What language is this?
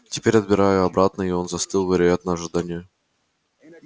Russian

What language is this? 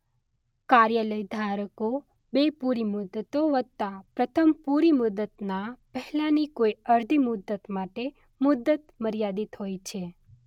Gujarati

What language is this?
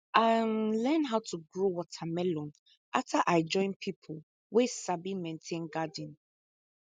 Nigerian Pidgin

